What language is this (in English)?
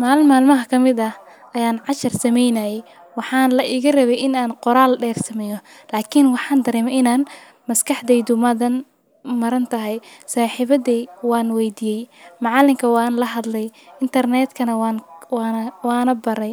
Somali